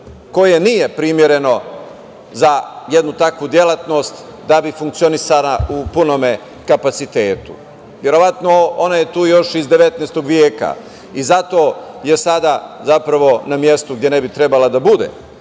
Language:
Serbian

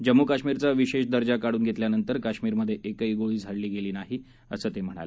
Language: Marathi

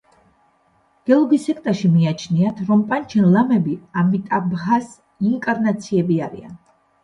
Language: Georgian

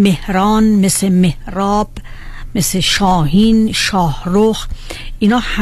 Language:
Persian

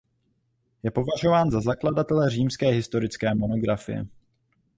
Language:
Czech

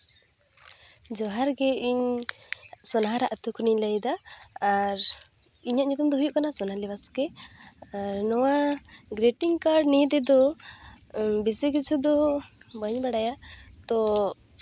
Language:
Santali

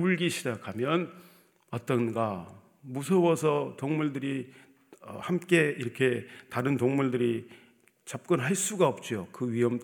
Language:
Korean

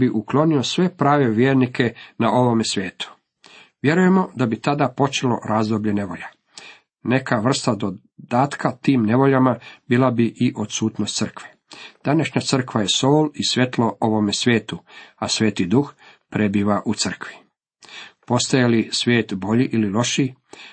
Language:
Croatian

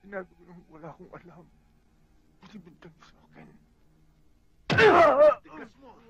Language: Filipino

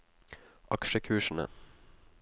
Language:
Norwegian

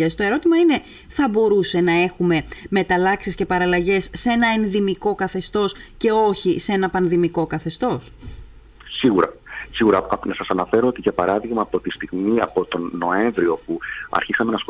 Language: Greek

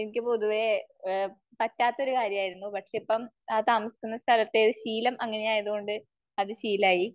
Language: Malayalam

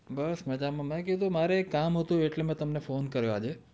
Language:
Gujarati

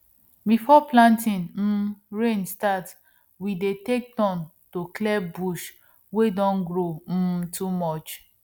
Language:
Nigerian Pidgin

